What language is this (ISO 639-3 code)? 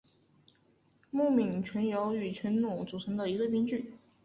zho